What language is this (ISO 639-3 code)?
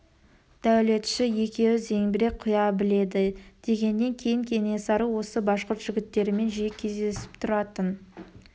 kaz